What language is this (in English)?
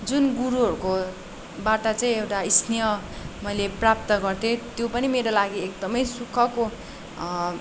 Nepali